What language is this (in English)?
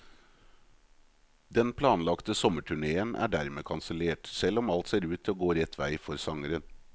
Norwegian